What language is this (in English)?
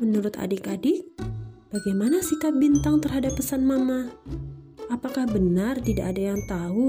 Indonesian